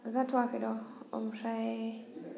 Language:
Bodo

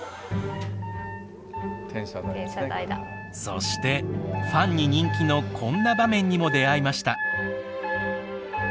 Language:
Japanese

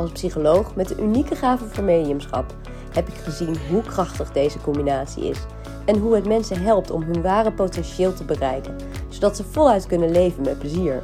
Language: Dutch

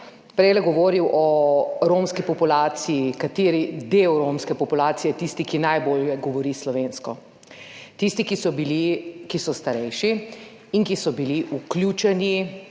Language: Slovenian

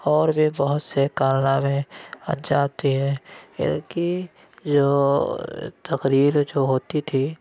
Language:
Urdu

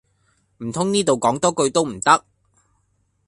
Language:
Cantonese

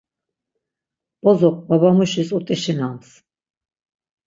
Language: Laz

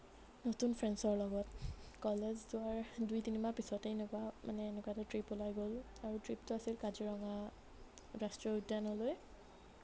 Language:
Assamese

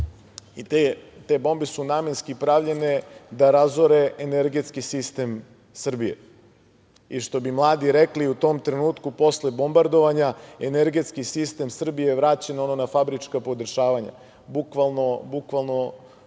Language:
Serbian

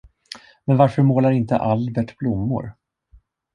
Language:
Swedish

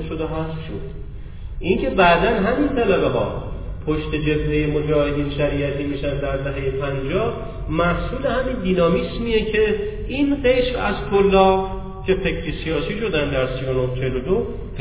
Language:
Persian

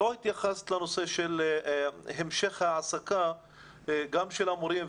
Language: Hebrew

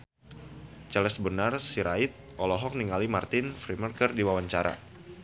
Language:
Sundanese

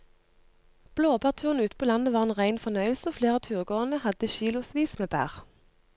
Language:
Norwegian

